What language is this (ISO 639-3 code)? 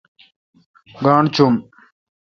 xka